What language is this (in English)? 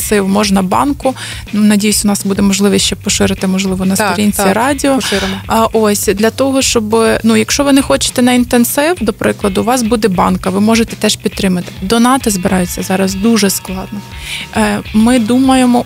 Ukrainian